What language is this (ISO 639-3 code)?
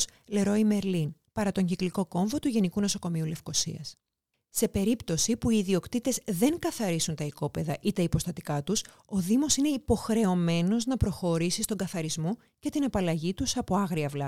ell